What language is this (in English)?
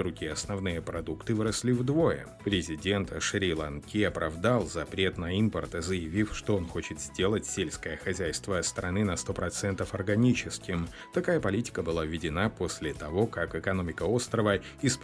Russian